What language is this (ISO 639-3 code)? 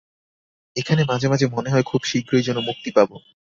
ben